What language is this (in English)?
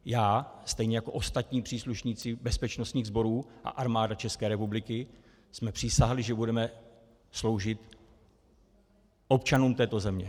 Czech